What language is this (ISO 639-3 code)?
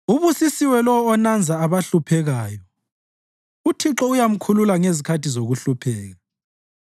nde